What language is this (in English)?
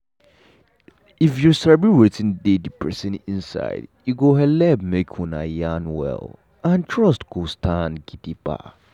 Nigerian Pidgin